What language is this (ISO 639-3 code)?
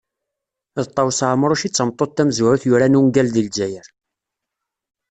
kab